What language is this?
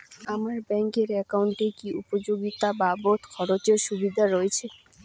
Bangla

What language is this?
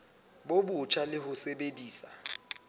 Southern Sotho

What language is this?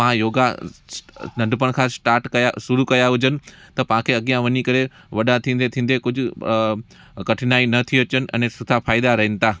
Sindhi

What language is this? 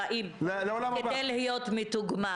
Hebrew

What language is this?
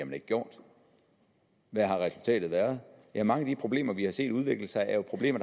Danish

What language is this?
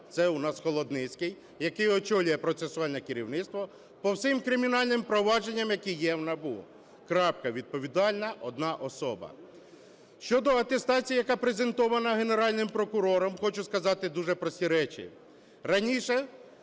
Ukrainian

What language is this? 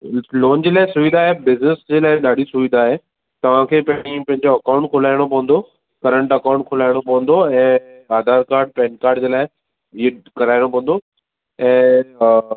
Sindhi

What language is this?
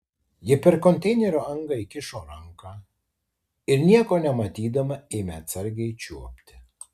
Lithuanian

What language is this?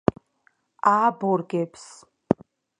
Georgian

